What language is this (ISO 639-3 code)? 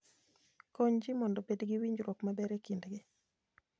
luo